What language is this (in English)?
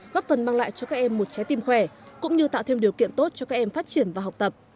Vietnamese